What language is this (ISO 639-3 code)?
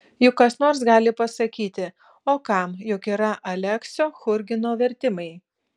lit